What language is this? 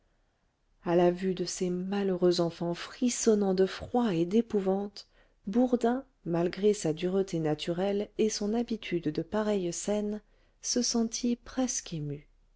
French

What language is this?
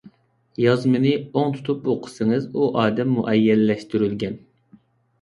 Uyghur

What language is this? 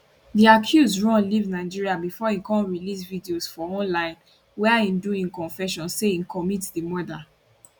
Nigerian Pidgin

